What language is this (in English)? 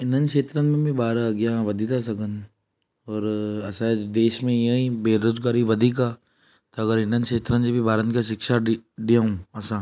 Sindhi